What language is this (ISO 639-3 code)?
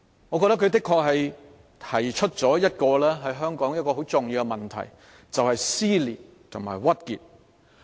yue